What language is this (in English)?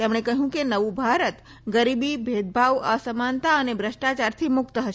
Gujarati